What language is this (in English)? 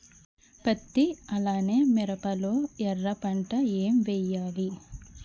Telugu